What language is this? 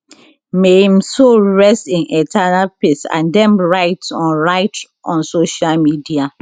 Nigerian Pidgin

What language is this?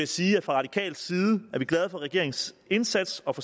Danish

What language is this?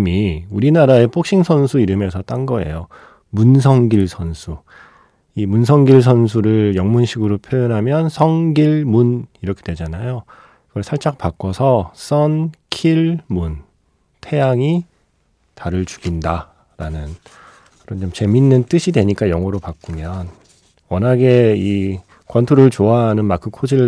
Korean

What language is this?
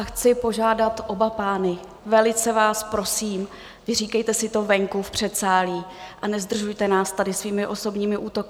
Czech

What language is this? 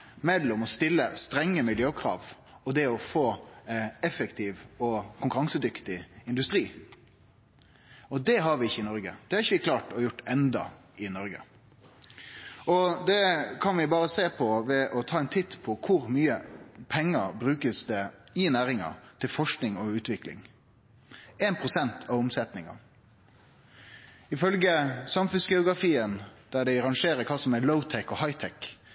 Norwegian Nynorsk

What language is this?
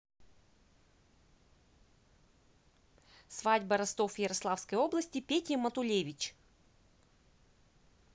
Russian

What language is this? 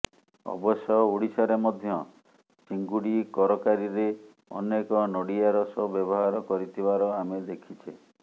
Odia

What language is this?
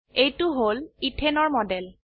Assamese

